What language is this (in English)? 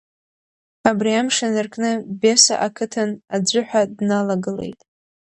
Abkhazian